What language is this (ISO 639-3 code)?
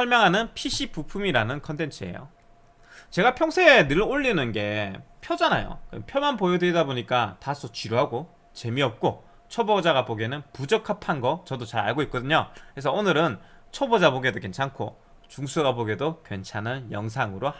kor